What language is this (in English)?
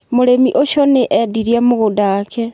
Kikuyu